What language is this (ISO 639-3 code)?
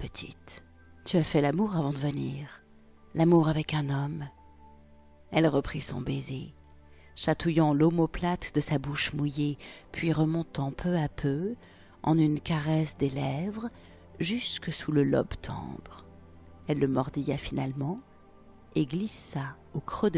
fra